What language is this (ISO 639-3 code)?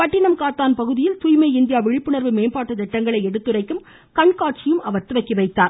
tam